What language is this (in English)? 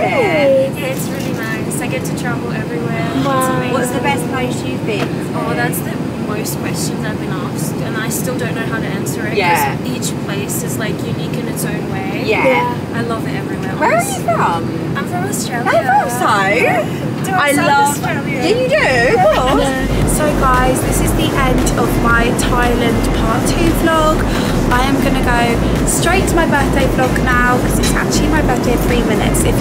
English